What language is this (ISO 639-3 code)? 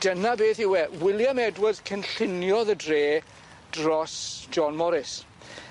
cym